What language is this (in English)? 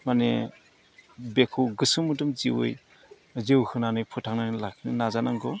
Bodo